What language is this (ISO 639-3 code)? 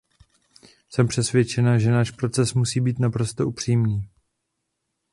ces